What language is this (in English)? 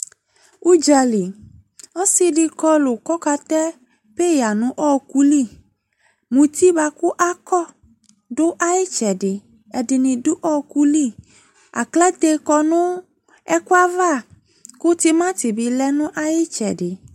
Ikposo